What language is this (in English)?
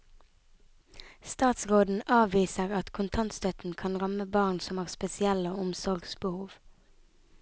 Norwegian